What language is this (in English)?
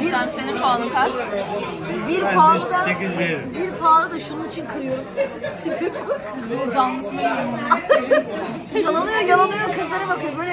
Turkish